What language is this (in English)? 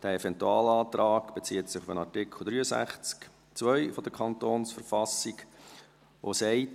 Swiss German